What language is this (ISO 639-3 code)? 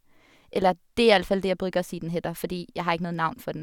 nor